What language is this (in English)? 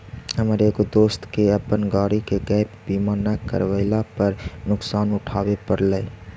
Magahi